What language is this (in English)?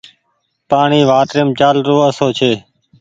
Goaria